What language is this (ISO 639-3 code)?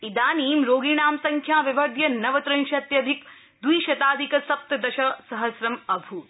san